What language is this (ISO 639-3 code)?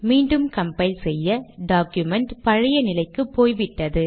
tam